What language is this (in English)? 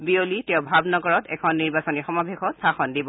Assamese